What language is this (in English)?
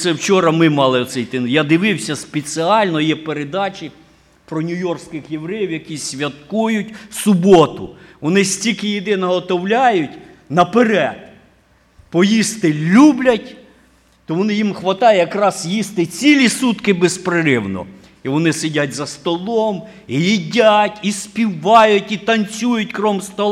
Ukrainian